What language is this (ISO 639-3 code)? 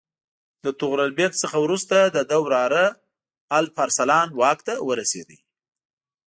pus